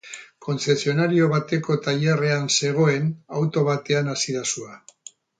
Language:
Basque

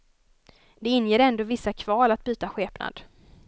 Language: Swedish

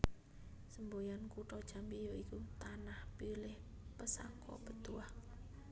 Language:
Javanese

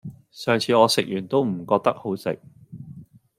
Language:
Cantonese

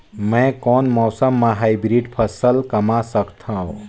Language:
Chhattisgarhi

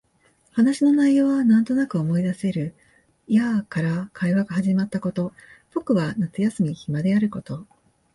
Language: Japanese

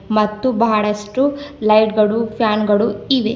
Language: Kannada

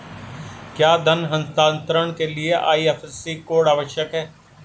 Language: Hindi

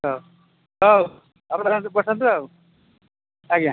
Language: Odia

